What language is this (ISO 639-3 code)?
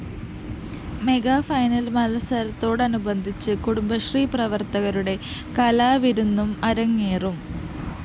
mal